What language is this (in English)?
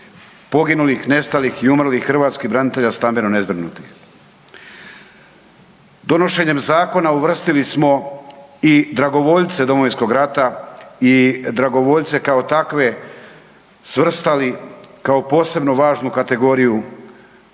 Croatian